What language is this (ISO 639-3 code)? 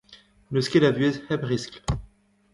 bre